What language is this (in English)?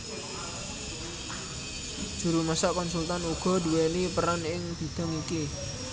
Javanese